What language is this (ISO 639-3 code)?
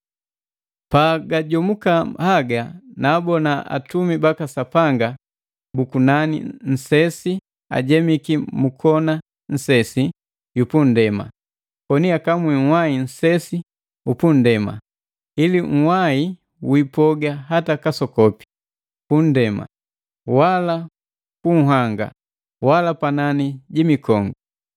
mgv